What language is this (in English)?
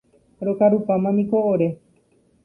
Guarani